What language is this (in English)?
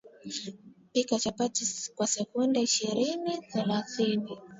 Swahili